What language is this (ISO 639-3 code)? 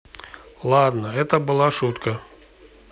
rus